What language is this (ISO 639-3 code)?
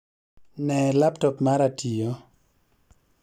luo